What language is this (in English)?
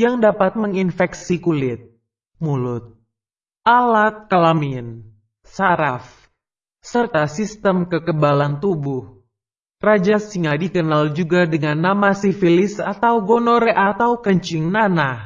Indonesian